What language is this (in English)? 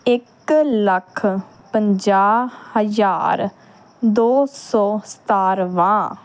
Punjabi